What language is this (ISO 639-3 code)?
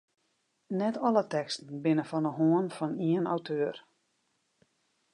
fry